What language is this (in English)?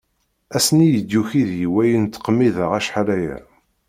Kabyle